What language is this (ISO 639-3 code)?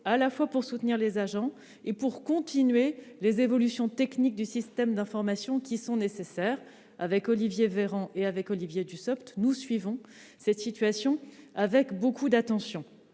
fra